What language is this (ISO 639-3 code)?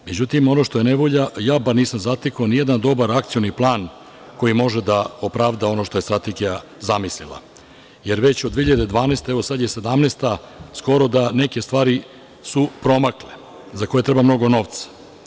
srp